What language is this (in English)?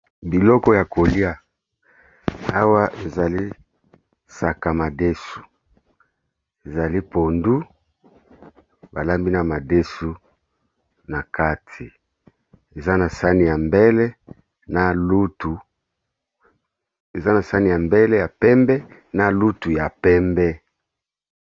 Lingala